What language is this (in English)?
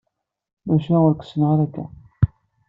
Kabyle